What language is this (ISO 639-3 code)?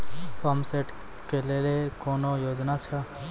mai